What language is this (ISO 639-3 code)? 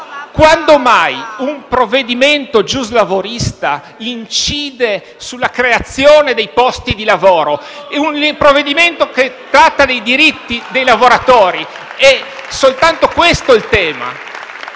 ita